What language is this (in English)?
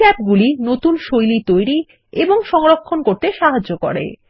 Bangla